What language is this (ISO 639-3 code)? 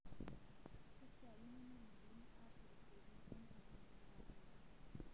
mas